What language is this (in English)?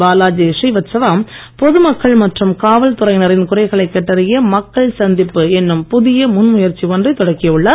Tamil